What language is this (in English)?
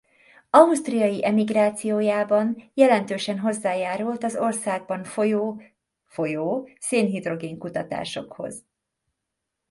Hungarian